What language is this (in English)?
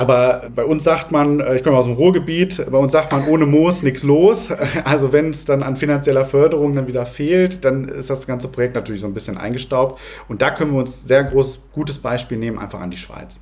German